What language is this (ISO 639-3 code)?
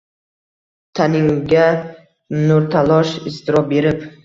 uzb